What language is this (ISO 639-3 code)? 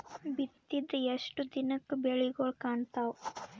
kan